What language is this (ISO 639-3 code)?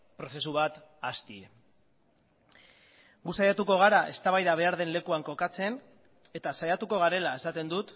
eus